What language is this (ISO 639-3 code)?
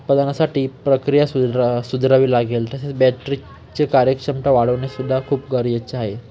mar